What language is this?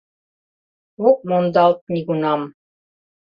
Mari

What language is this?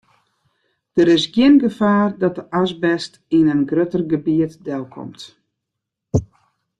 Western Frisian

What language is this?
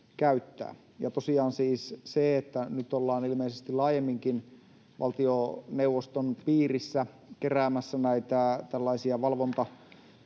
Finnish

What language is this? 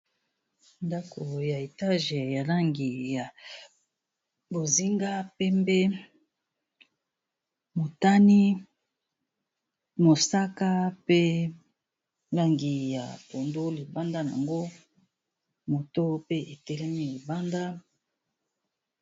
Lingala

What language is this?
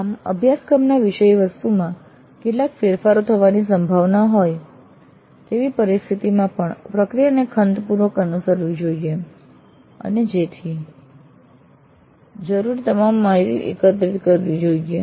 Gujarati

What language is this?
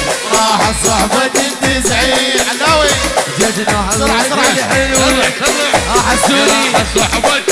Arabic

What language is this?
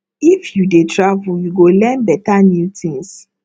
Nigerian Pidgin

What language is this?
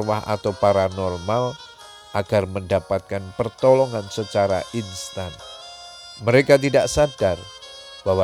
Indonesian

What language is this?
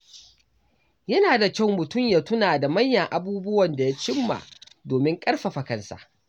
Hausa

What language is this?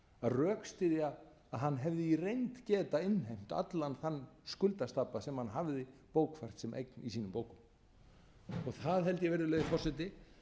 Icelandic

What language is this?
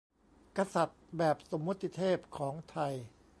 Thai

